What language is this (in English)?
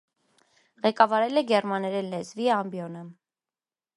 Armenian